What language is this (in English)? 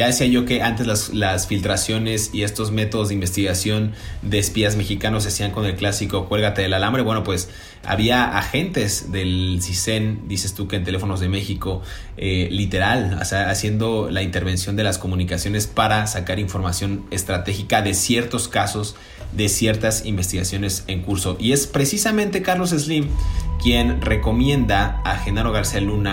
Spanish